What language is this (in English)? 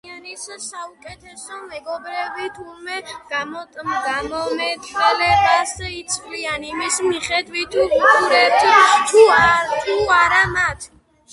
Georgian